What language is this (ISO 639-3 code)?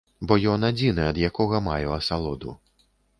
bel